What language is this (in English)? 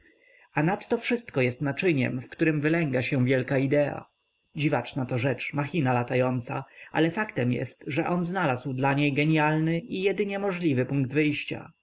Polish